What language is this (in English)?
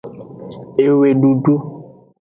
Aja (Benin)